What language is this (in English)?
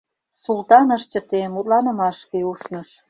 Mari